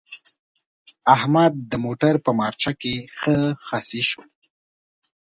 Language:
Pashto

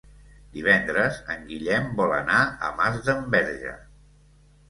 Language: Catalan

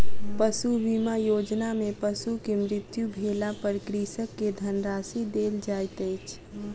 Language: Maithili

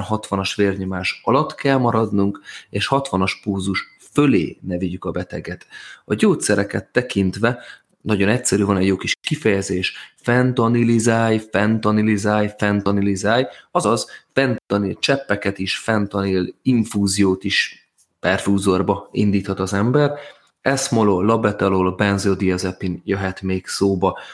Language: Hungarian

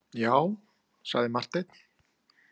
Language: Icelandic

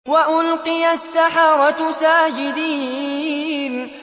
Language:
Arabic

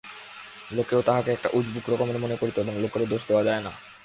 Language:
Bangla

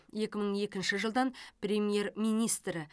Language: Kazakh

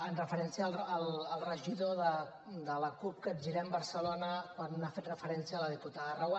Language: Catalan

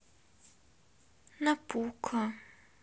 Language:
Russian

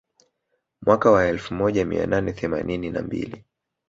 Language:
Swahili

